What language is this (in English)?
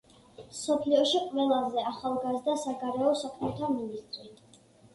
Georgian